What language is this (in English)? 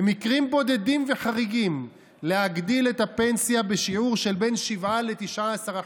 Hebrew